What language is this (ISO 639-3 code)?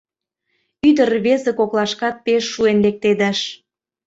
chm